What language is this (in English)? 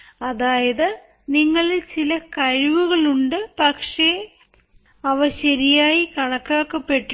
Malayalam